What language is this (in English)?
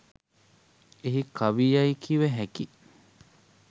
Sinhala